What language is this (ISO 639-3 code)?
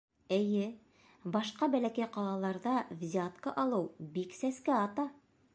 bak